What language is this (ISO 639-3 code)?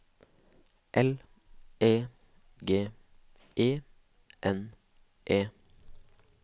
nor